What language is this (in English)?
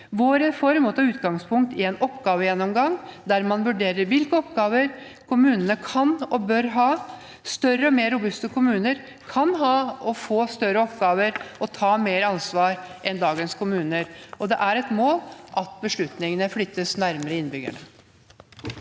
Norwegian